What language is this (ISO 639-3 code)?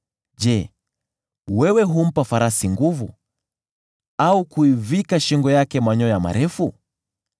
swa